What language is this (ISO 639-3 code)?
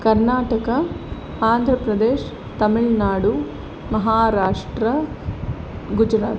kan